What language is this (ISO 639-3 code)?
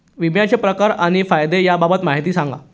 mar